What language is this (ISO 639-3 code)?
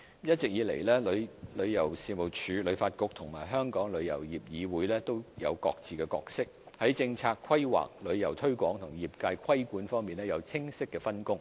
yue